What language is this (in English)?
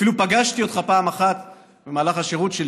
Hebrew